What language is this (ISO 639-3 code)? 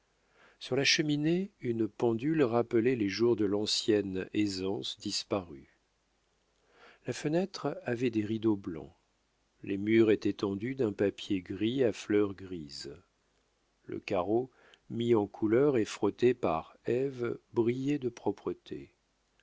fra